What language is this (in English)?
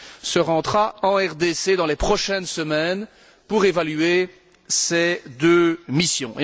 French